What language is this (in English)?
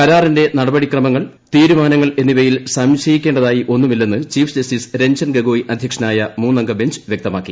Malayalam